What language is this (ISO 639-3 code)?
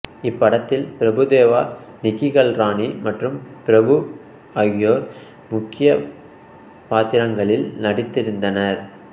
tam